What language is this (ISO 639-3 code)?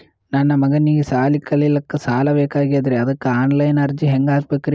kan